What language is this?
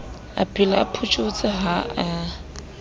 Southern Sotho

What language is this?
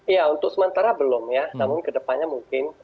Indonesian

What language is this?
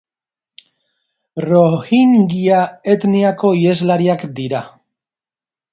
Basque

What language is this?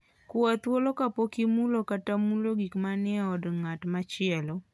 Luo (Kenya and Tanzania)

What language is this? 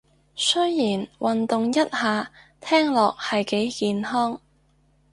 Cantonese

